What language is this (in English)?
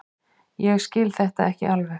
Icelandic